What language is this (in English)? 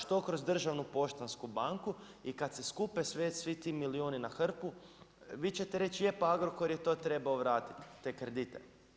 Croatian